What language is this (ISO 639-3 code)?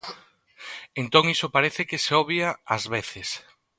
glg